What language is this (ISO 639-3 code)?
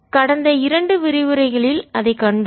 tam